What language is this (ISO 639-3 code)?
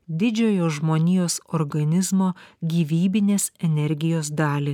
lit